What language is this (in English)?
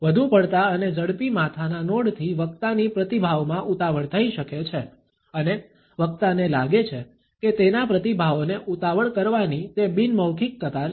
Gujarati